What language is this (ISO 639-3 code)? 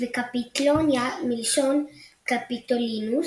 heb